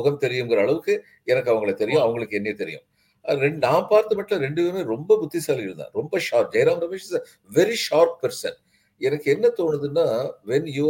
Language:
Tamil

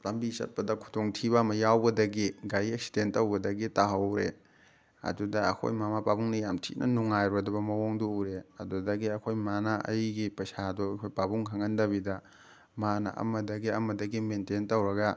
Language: Manipuri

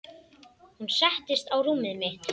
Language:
Icelandic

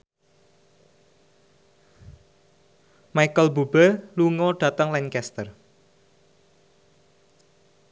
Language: Javanese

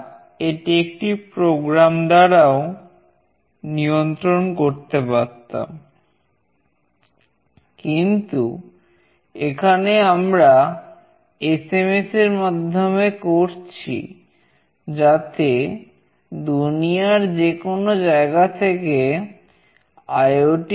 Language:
Bangla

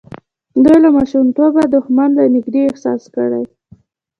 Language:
Pashto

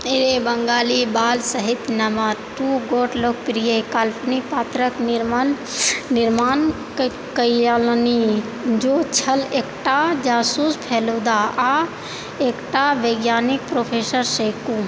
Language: Maithili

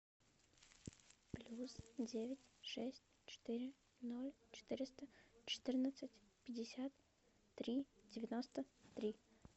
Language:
Russian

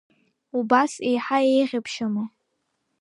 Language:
Abkhazian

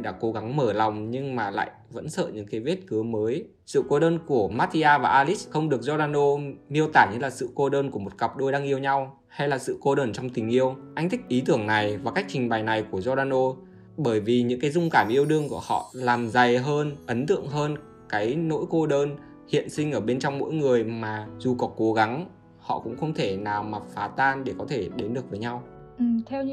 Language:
Vietnamese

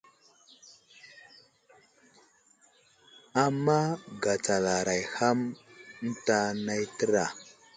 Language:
Wuzlam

